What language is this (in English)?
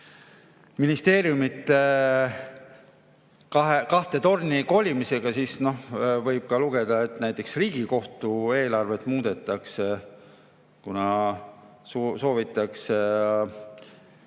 Estonian